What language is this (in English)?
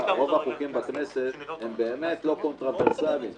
Hebrew